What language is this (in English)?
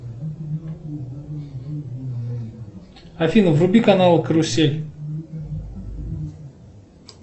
Russian